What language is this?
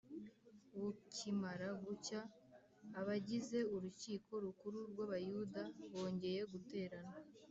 Kinyarwanda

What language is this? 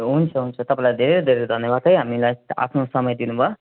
Nepali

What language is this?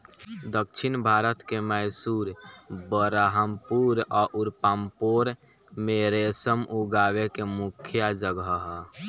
Bhojpuri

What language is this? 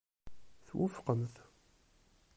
Kabyle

